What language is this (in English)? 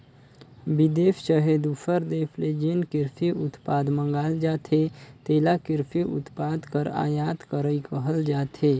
Chhattisgarhi